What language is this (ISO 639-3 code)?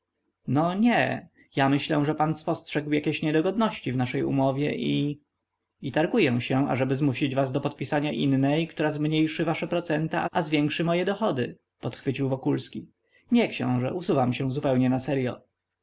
pol